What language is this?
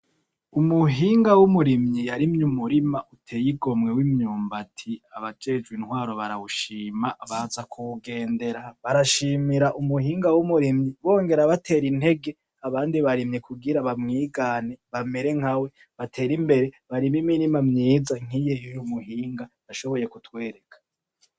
Rundi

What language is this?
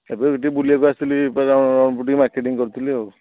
Odia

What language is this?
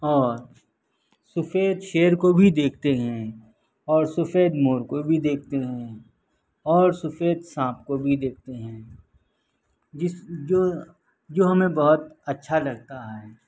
Urdu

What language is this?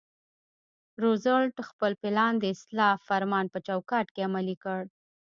Pashto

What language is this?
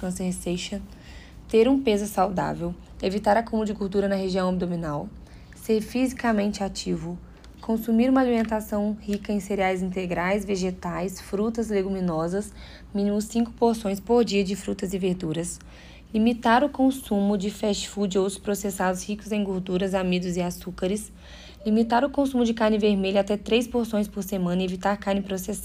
Portuguese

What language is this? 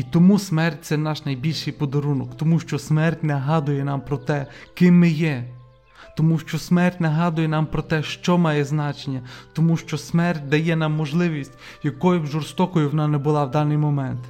Ukrainian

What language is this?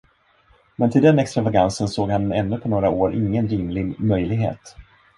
Swedish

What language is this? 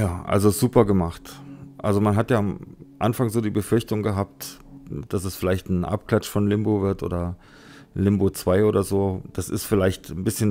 German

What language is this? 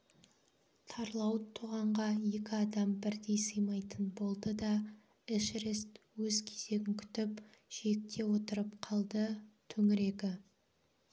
Kazakh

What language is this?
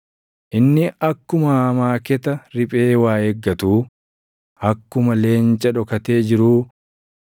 Oromo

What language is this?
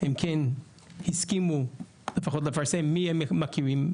Hebrew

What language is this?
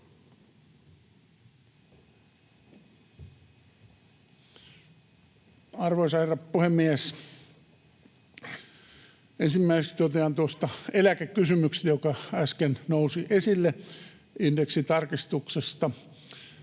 Finnish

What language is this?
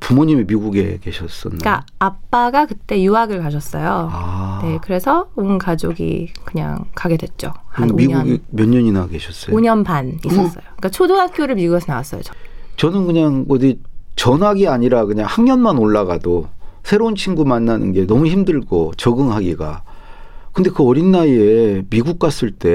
Korean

